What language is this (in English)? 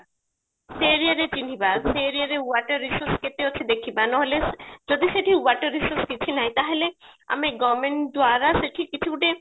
Odia